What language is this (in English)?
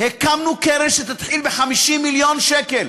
Hebrew